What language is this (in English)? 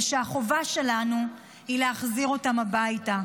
Hebrew